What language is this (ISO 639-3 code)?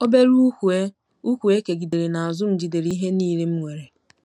ibo